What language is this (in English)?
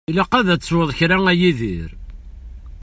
Kabyle